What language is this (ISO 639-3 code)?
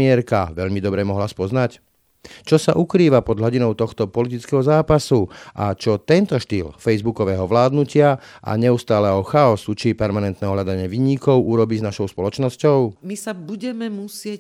slk